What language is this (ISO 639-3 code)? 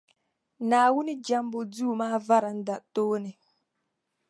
dag